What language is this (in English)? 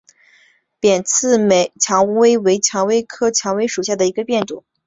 Chinese